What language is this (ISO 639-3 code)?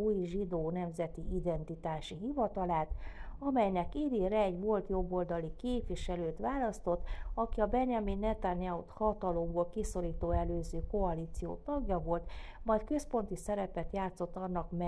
hun